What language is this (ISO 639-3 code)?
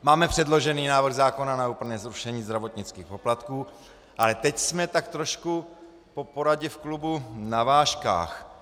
ces